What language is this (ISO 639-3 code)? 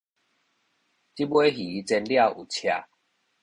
nan